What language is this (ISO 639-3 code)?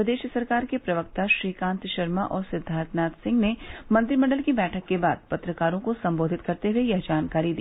hin